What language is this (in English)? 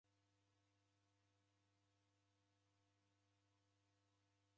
Taita